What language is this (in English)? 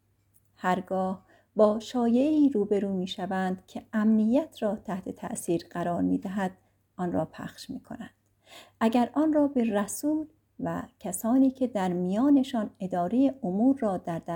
Persian